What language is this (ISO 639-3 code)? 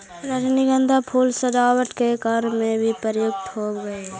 mag